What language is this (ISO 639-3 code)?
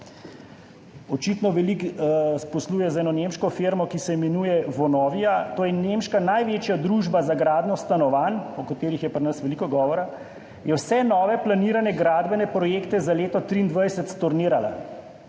slv